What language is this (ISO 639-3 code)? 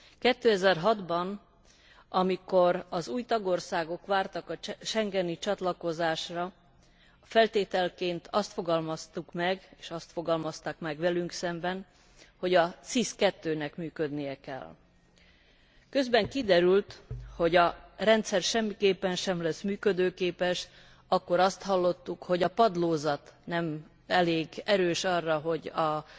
hun